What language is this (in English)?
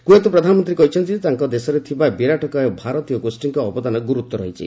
Odia